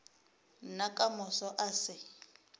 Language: Northern Sotho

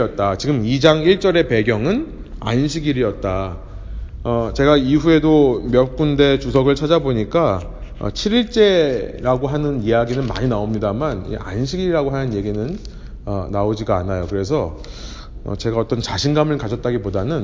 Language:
Korean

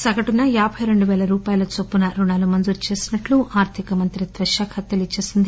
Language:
Telugu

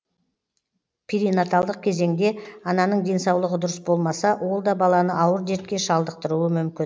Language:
Kazakh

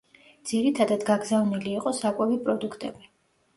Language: Georgian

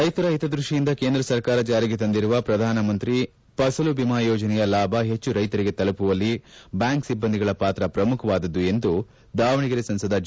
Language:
Kannada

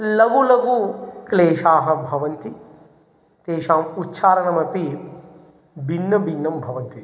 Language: Sanskrit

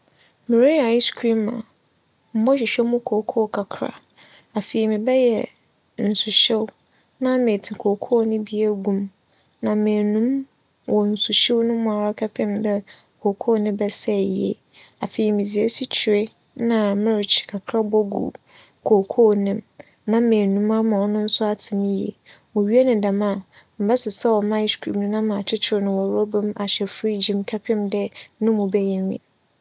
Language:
Akan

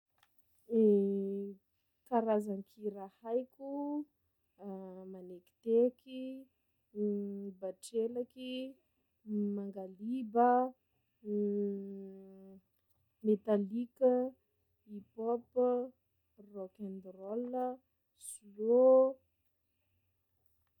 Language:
Sakalava Malagasy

